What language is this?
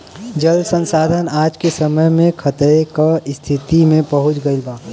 Bhojpuri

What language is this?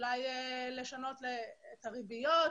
Hebrew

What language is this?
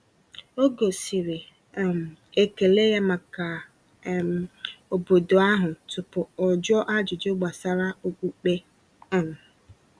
Igbo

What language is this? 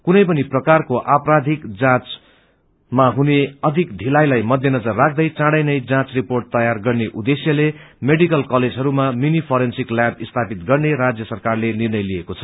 Nepali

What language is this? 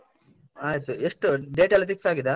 Kannada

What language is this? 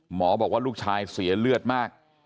Thai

